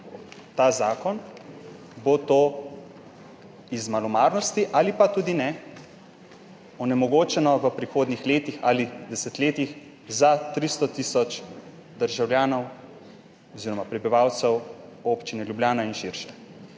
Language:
Slovenian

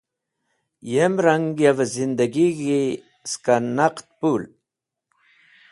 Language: Wakhi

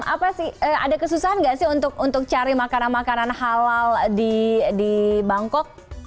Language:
Indonesian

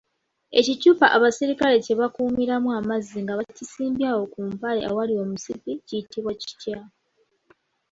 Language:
Ganda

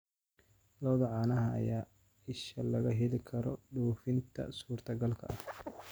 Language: Somali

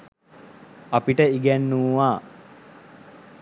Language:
Sinhala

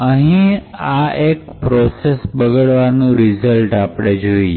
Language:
Gujarati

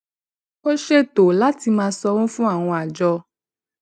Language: Yoruba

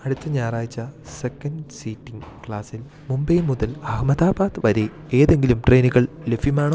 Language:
Malayalam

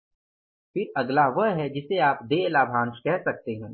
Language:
Hindi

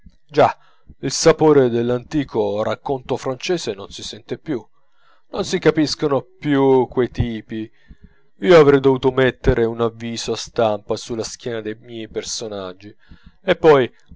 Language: Italian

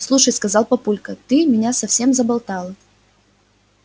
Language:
Russian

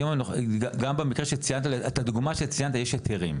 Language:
Hebrew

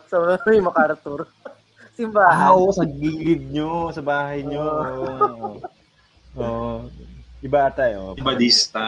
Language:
Filipino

